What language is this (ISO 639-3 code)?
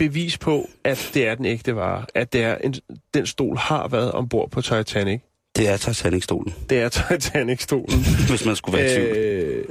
dan